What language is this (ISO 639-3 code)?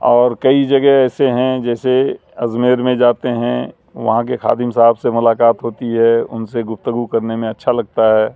urd